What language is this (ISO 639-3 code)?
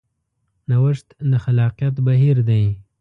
pus